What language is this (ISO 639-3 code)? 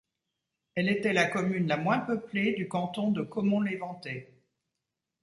fra